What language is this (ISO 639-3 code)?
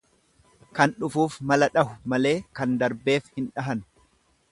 orm